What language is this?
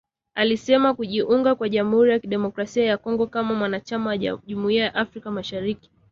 Swahili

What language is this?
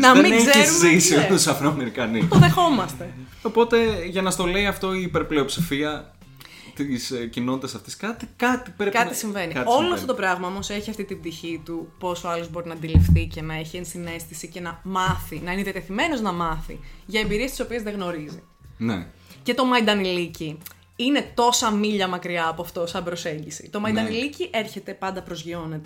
Greek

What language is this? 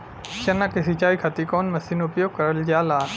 Bhojpuri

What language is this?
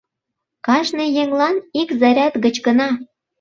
Mari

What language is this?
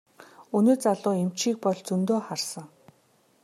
Mongolian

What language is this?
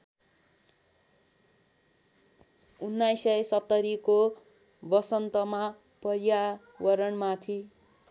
Nepali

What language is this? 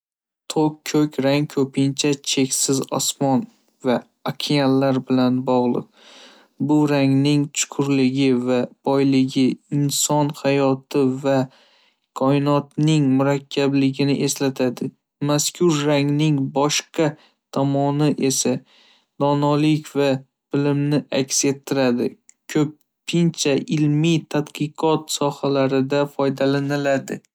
Uzbek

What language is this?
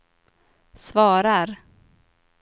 Swedish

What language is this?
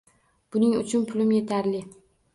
Uzbek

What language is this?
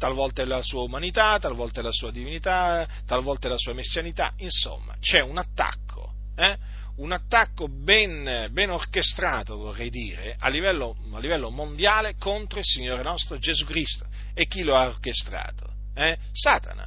Italian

